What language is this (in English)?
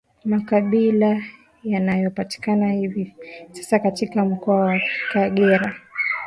Swahili